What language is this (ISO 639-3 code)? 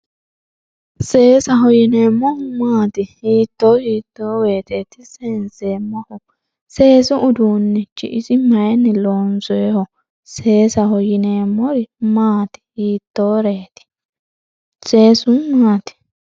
sid